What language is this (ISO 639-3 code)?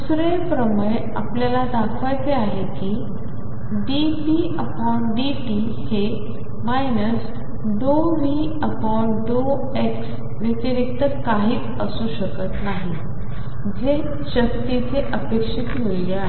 mar